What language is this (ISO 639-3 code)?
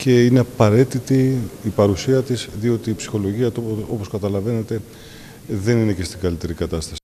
ell